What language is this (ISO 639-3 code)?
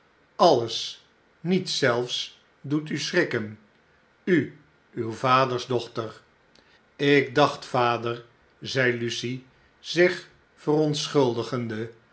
nld